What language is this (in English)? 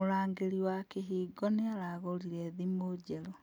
Kikuyu